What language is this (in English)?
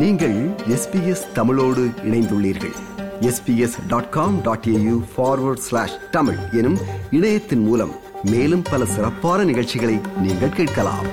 Tamil